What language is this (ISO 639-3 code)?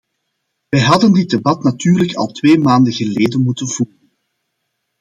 nld